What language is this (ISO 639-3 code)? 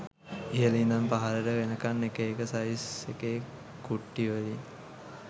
sin